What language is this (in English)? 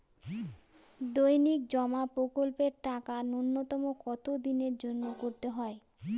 Bangla